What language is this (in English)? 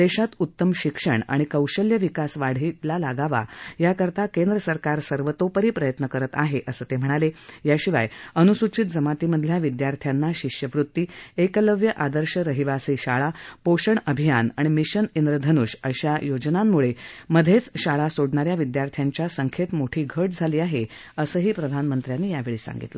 Marathi